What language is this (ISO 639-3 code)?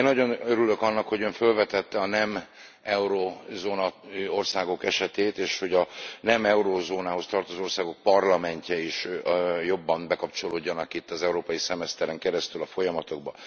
hun